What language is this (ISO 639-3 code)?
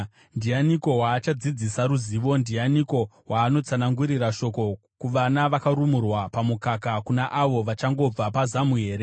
sna